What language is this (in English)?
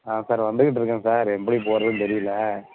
Tamil